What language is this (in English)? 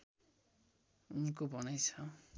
Nepali